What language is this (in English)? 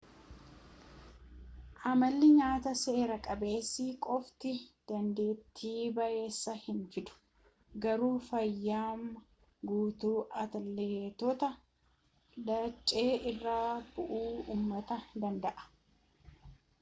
Oromo